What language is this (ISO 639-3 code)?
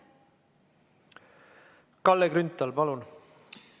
est